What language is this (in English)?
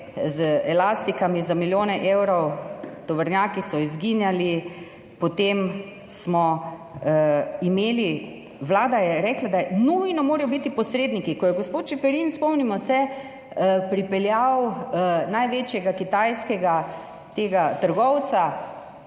Slovenian